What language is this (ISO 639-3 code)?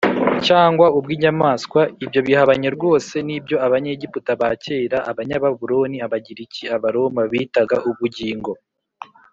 kin